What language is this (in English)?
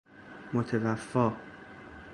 Persian